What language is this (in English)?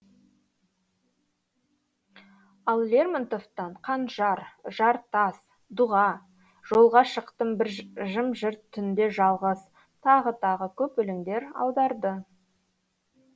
Kazakh